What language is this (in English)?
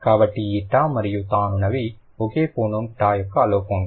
Telugu